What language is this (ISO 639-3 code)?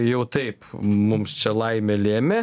lit